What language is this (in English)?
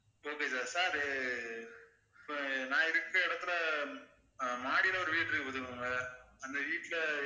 Tamil